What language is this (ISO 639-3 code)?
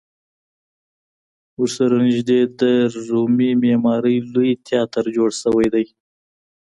pus